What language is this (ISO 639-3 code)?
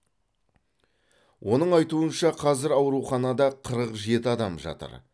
kaz